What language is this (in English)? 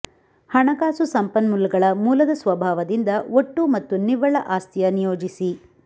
Kannada